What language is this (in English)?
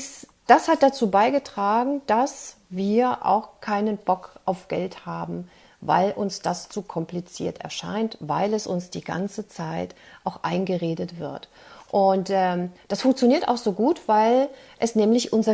German